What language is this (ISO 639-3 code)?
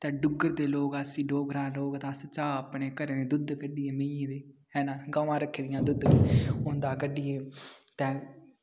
doi